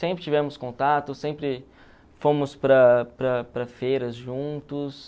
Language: Portuguese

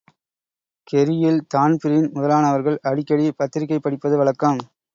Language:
Tamil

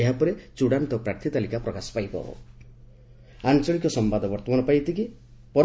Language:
Odia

